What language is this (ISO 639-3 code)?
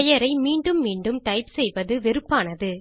tam